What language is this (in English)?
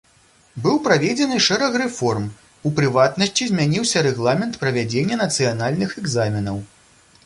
Belarusian